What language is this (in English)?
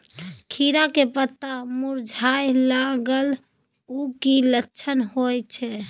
Maithili